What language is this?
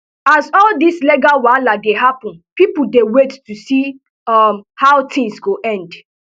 Nigerian Pidgin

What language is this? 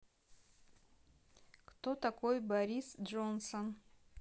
Russian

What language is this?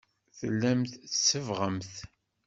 Kabyle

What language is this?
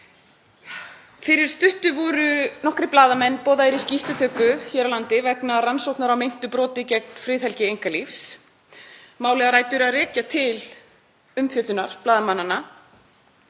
Icelandic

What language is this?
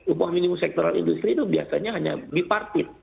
Indonesian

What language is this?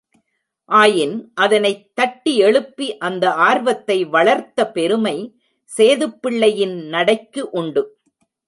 Tamil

